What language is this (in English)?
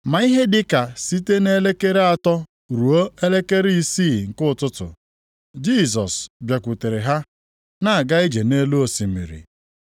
Igbo